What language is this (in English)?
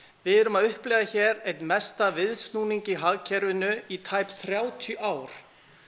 Icelandic